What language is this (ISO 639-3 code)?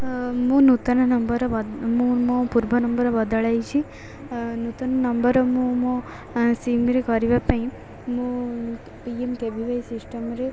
ori